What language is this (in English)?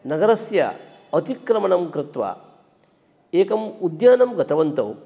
Sanskrit